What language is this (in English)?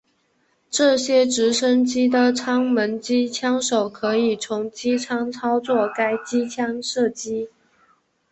Chinese